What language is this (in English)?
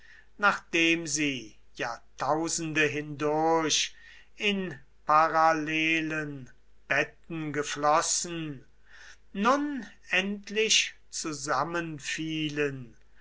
German